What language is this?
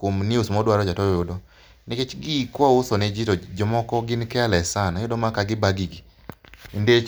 Luo (Kenya and Tanzania)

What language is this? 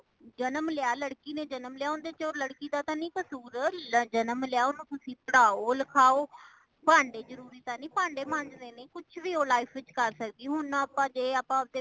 Punjabi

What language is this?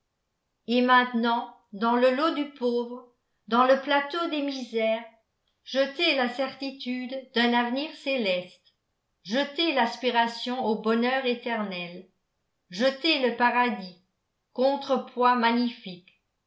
French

